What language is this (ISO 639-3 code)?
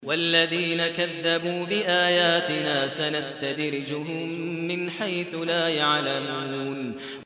ara